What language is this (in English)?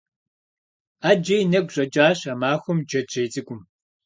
Kabardian